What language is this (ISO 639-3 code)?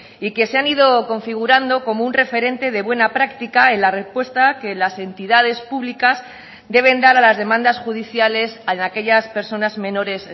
spa